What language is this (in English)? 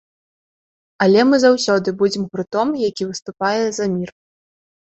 Belarusian